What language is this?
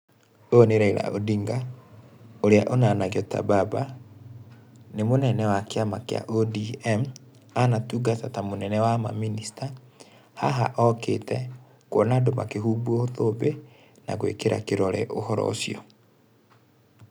Kikuyu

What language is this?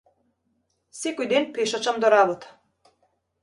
Macedonian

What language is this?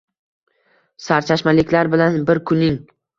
Uzbek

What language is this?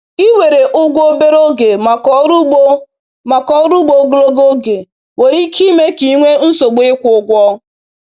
Igbo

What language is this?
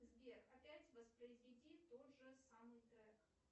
Russian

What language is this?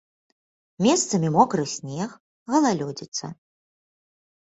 Belarusian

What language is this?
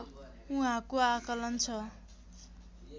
Nepali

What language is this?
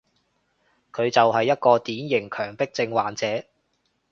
Cantonese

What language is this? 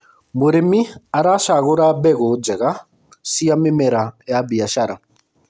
Kikuyu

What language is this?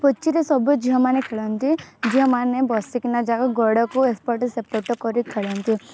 Odia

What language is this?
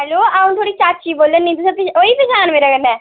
Dogri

